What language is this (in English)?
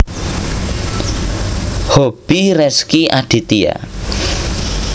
Javanese